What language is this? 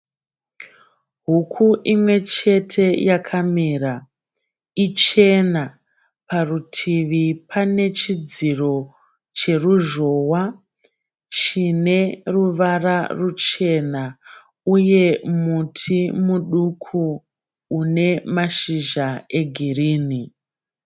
Shona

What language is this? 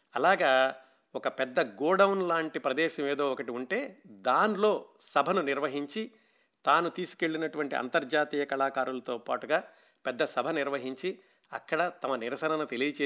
Telugu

